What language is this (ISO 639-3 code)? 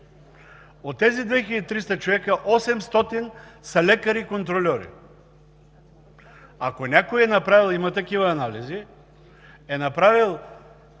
bul